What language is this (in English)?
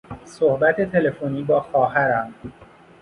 Persian